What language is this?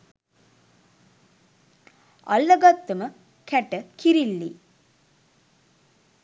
Sinhala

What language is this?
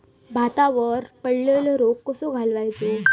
Marathi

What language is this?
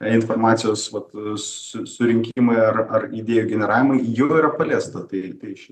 Lithuanian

